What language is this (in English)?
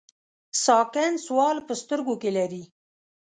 Pashto